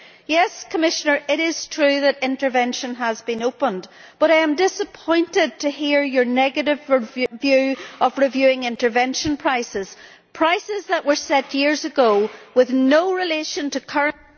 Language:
English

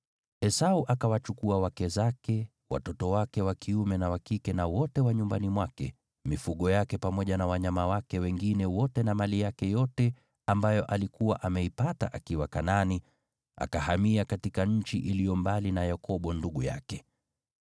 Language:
Swahili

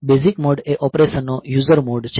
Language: Gujarati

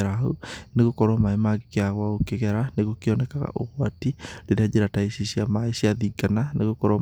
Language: Kikuyu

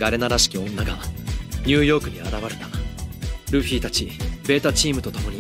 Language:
Japanese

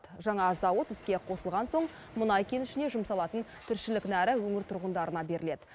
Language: Kazakh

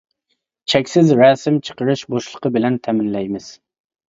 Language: Uyghur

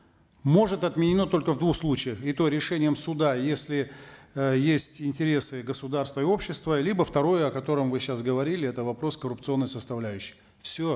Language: Kazakh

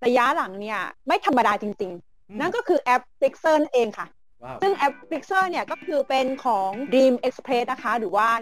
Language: Thai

